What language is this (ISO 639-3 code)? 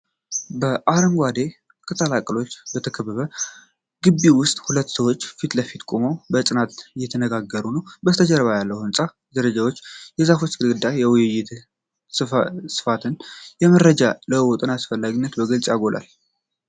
amh